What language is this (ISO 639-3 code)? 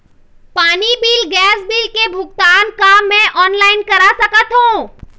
hne